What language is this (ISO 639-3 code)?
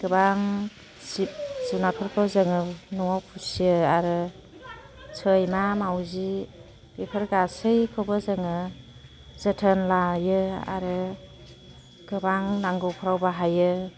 brx